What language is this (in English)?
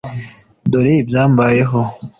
Kinyarwanda